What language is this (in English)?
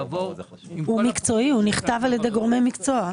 Hebrew